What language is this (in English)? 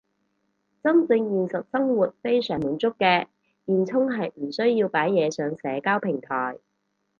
Cantonese